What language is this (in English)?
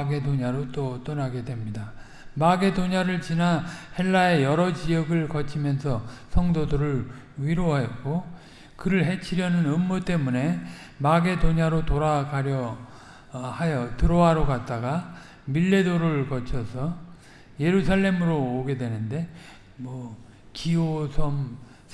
Korean